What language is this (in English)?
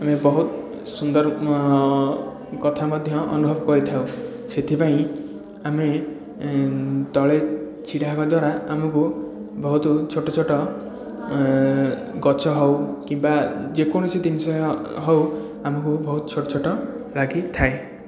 Odia